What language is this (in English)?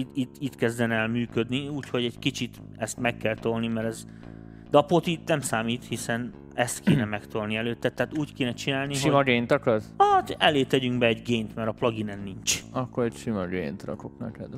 Hungarian